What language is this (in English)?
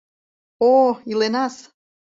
Mari